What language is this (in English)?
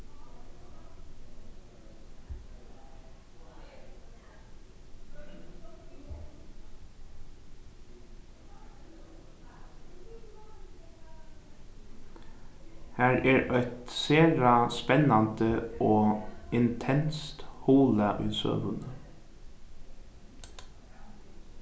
Faroese